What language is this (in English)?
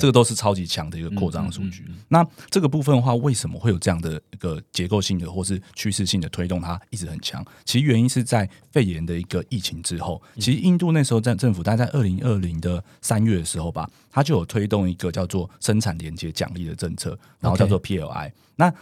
Chinese